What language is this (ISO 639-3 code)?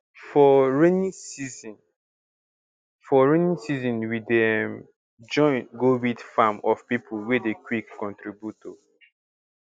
pcm